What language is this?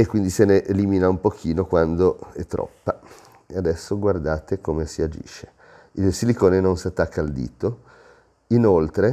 Italian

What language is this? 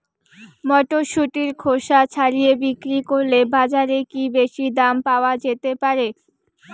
Bangla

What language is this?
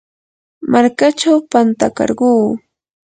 Yanahuanca Pasco Quechua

